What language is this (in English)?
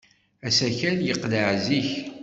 Kabyle